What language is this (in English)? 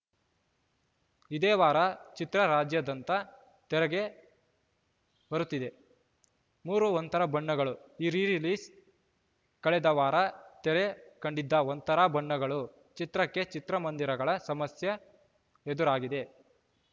Kannada